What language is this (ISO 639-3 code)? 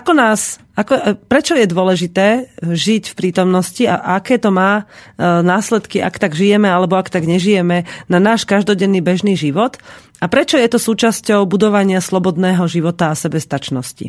slk